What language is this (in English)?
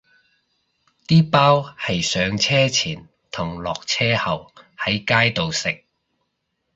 Cantonese